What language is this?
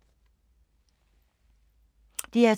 Danish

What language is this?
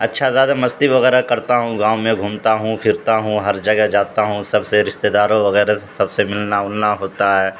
Urdu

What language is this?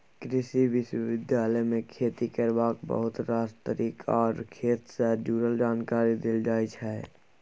Maithili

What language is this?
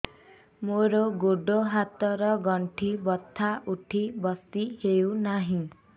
Odia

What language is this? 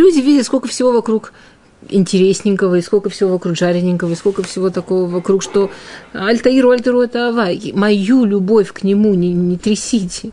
Russian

